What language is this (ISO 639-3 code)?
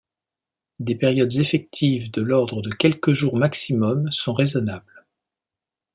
fra